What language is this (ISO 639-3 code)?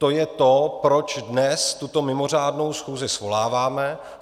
ces